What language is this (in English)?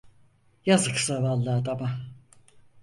Turkish